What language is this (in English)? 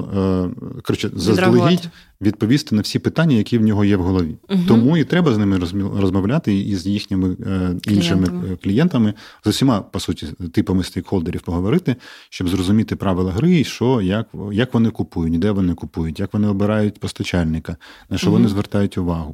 Ukrainian